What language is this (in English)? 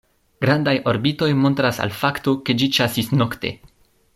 Esperanto